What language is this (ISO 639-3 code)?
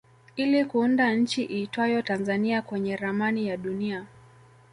swa